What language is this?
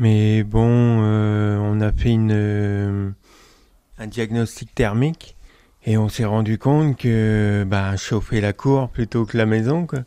French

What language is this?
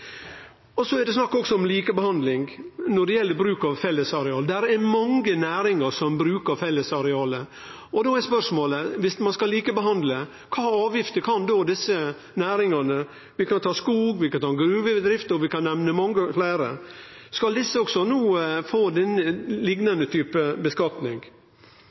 Norwegian Nynorsk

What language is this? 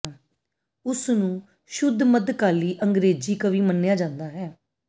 Punjabi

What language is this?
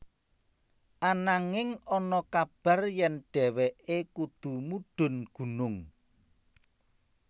Javanese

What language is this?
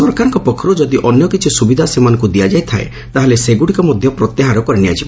Odia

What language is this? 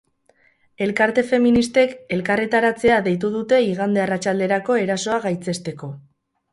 Basque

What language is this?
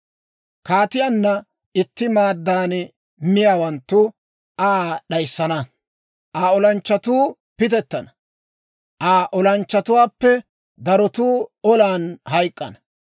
Dawro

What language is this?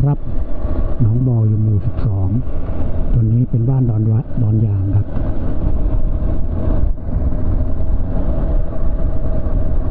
Thai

